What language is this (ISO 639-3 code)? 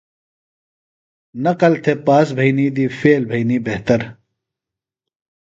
phl